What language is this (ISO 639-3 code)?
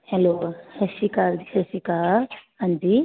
pan